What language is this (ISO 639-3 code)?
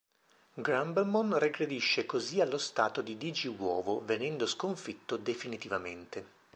ita